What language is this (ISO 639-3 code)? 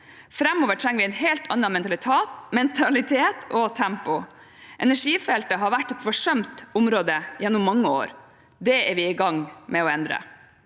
nor